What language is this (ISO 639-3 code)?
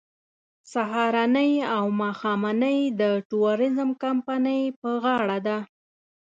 pus